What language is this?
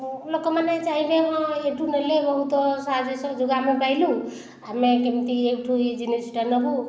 Odia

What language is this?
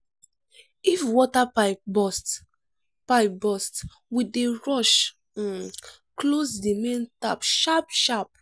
Nigerian Pidgin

